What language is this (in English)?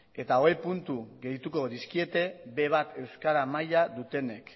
Basque